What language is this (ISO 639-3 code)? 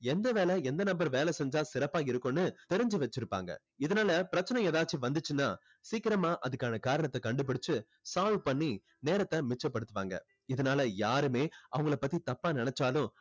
tam